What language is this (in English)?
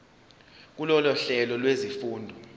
Zulu